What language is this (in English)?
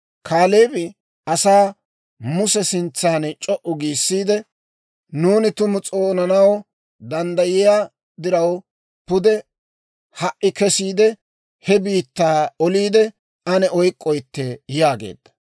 Dawro